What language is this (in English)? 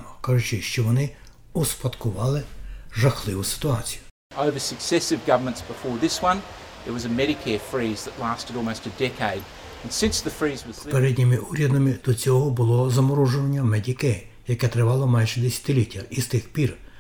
Ukrainian